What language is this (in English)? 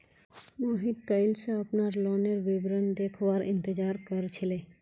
Magahi